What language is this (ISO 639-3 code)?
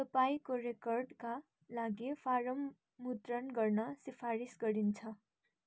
nep